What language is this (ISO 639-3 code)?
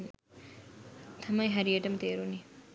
sin